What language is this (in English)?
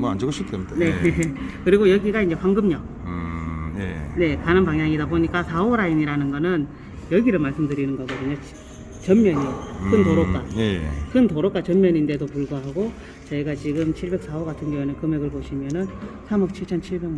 Korean